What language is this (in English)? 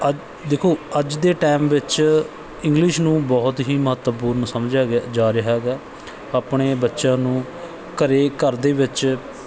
Punjabi